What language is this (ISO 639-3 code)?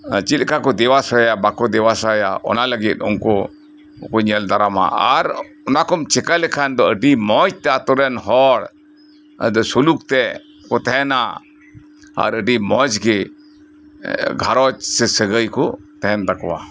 sat